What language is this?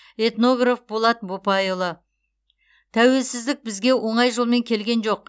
Kazakh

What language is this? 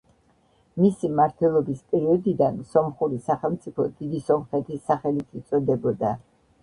Georgian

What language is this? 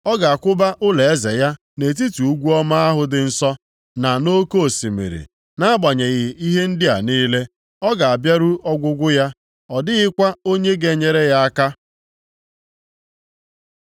Igbo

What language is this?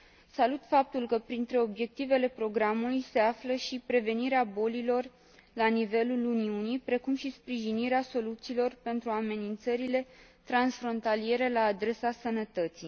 Romanian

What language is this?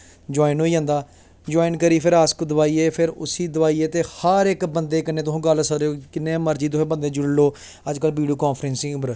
Dogri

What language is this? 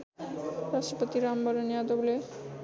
Nepali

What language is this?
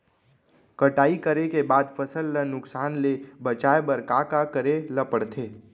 Chhattisgarhi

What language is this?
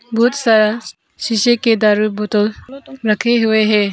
Hindi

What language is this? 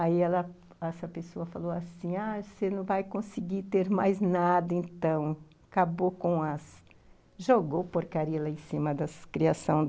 Portuguese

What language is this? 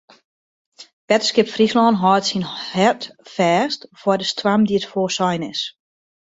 Western Frisian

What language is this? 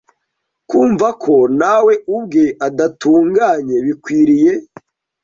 Kinyarwanda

